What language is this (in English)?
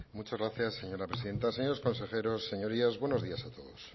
Spanish